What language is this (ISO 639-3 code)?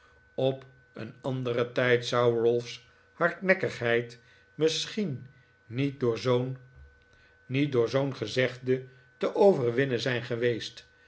nld